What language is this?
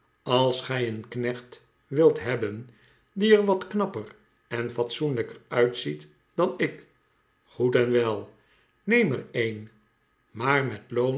Dutch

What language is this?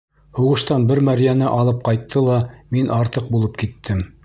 Bashkir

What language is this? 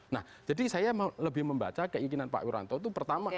Indonesian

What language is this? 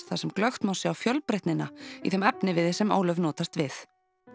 Icelandic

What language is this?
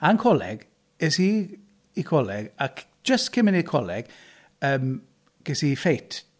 Welsh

